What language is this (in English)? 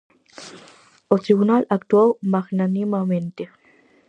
Galician